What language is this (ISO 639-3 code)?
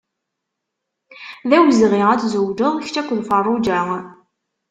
kab